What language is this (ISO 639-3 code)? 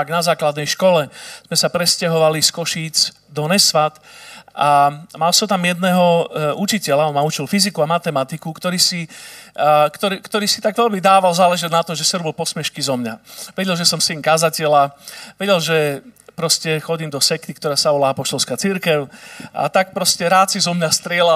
slk